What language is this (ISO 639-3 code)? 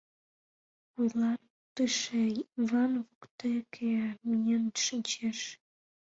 chm